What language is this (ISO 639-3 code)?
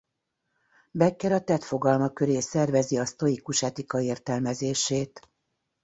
hun